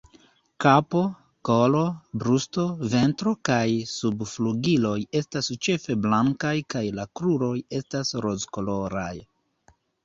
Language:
Esperanto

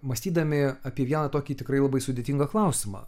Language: Lithuanian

